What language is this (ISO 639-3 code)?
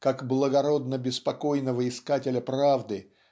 rus